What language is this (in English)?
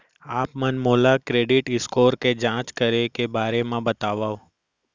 Chhattisgarhi